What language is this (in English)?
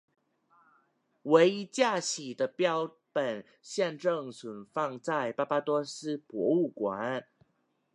Chinese